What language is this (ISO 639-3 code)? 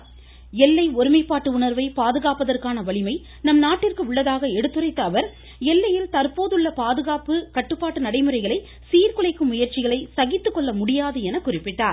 tam